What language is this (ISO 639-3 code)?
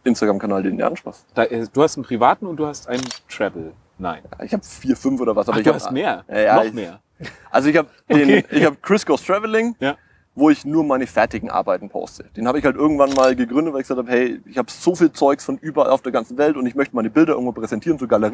deu